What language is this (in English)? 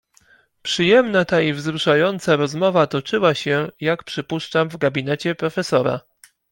Polish